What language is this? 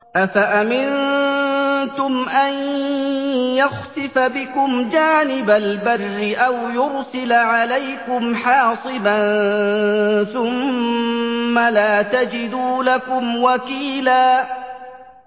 Arabic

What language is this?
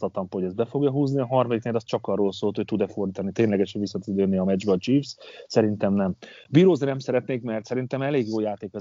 Hungarian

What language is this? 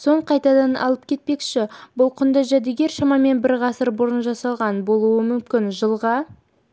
Kazakh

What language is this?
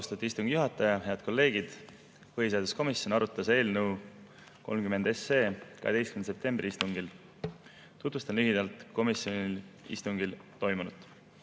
Estonian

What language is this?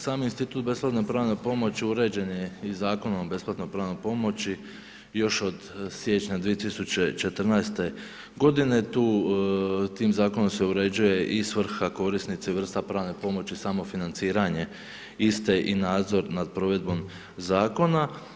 Croatian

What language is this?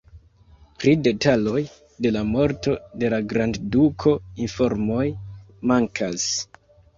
Esperanto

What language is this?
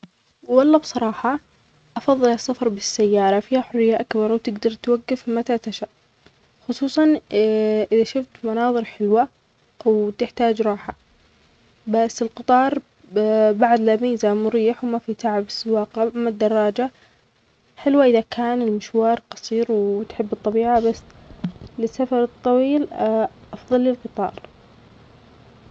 Omani Arabic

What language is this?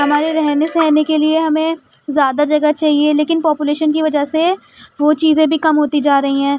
Urdu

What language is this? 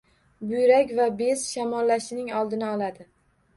Uzbek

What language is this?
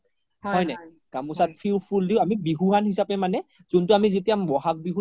Assamese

